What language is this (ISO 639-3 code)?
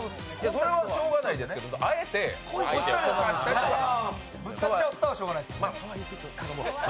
jpn